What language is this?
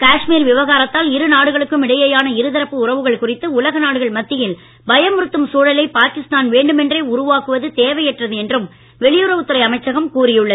Tamil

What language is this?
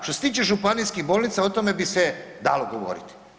Croatian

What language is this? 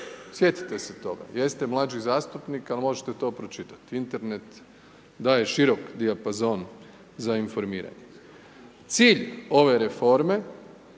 Croatian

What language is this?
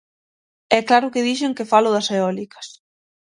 Galician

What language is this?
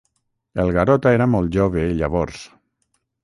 Catalan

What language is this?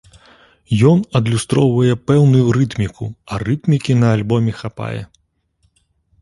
Belarusian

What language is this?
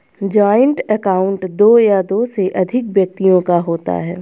Hindi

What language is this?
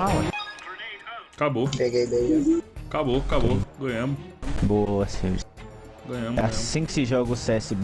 Portuguese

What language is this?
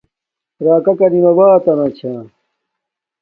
Domaaki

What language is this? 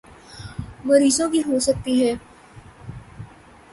Urdu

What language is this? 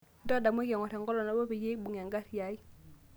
Masai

